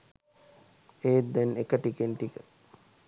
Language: Sinhala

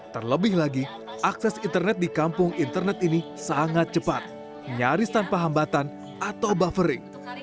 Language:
Indonesian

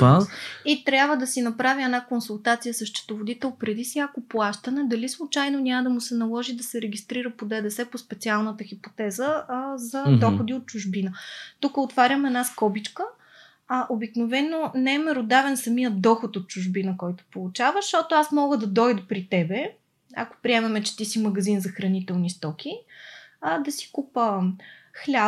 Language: Bulgarian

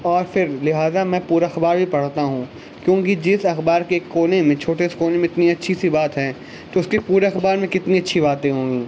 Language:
Urdu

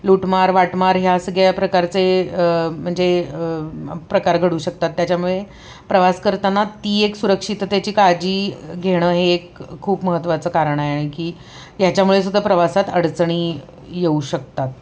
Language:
Marathi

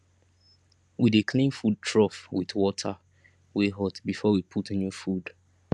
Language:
Nigerian Pidgin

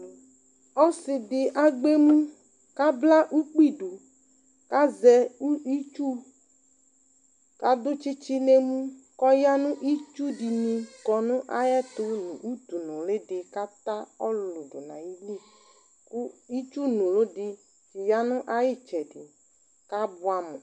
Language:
Ikposo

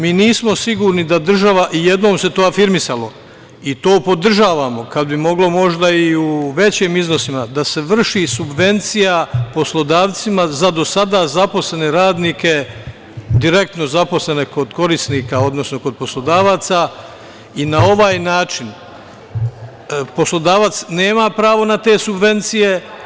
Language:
Serbian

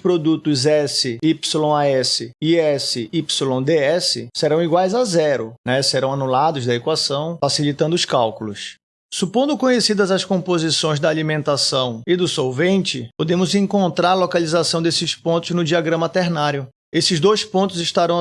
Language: Portuguese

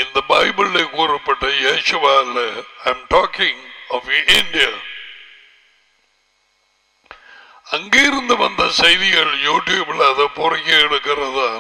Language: Tamil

